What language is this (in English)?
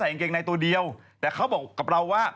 Thai